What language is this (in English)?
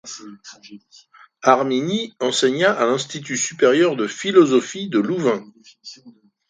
French